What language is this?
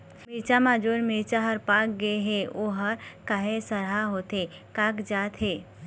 Chhattisgarhi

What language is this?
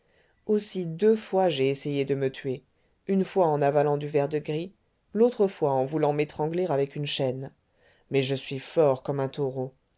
French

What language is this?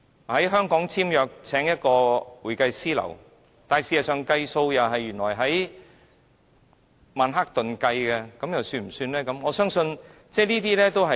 Cantonese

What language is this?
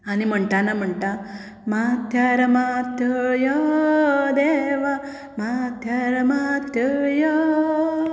Konkani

